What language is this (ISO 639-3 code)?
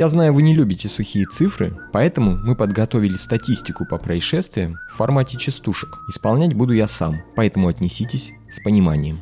rus